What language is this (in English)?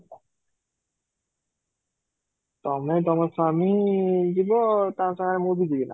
Odia